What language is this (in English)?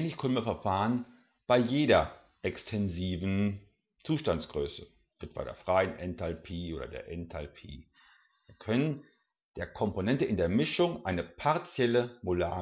German